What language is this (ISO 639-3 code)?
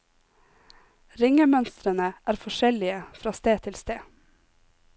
nor